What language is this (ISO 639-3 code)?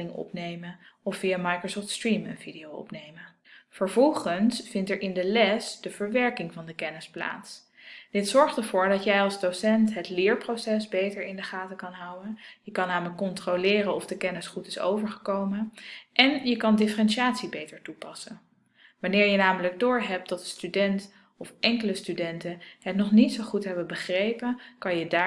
nld